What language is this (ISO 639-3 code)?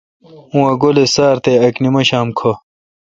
xka